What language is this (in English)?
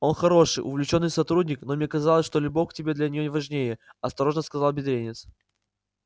Russian